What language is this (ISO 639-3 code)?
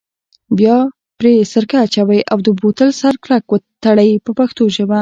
pus